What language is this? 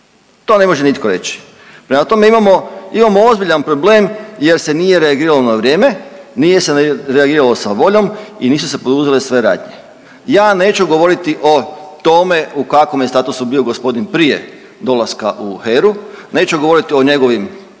Croatian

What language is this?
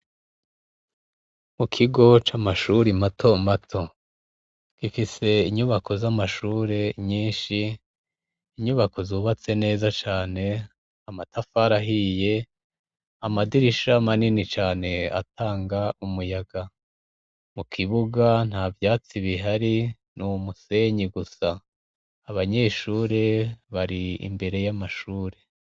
Rundi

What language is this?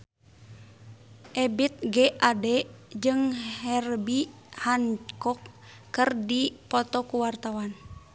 Sundanese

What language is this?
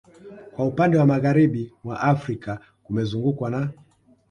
Swahili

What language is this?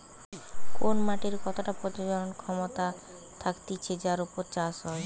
Bangla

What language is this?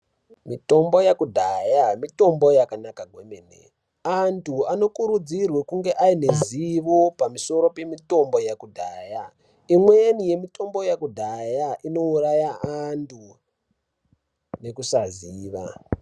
Ndau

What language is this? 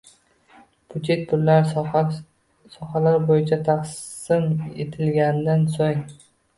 Uzbek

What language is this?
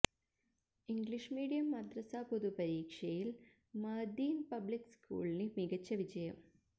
Malayalam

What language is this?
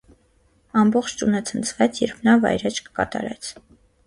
Armenian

